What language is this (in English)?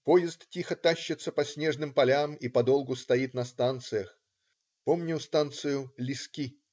Russian